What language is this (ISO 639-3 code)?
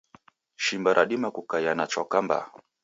dav